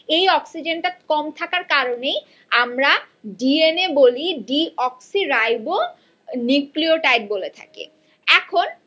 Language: Bangla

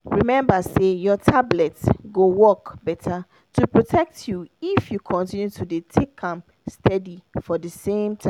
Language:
Nigerian Pidgin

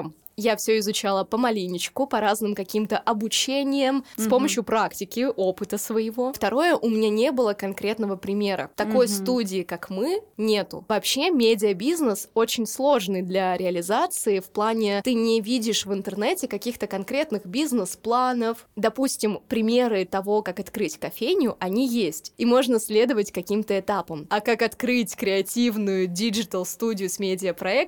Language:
Russian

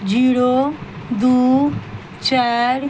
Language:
Maithili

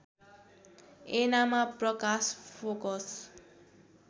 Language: Nepali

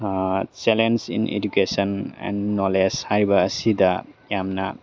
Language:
Manipuri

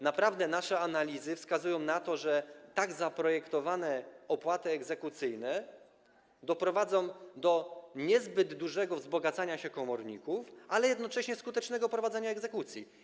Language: Polish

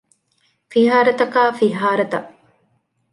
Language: Divehi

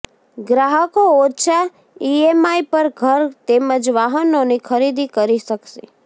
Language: Gujarati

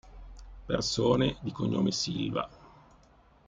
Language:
Italian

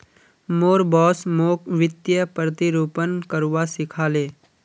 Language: Magahi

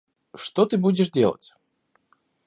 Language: Russian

